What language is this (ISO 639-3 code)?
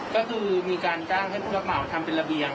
tha